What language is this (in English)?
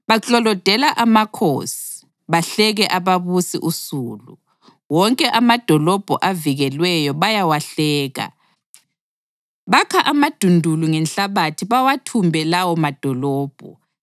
North Ndebele